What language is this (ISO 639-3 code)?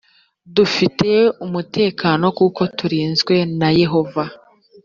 kin